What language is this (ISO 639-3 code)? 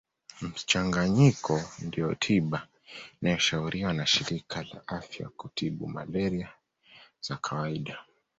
swa